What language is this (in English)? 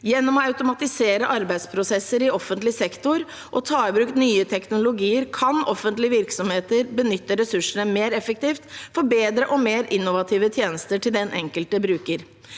Norwegian